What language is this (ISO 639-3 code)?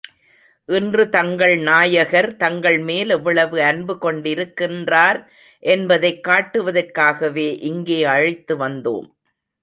tam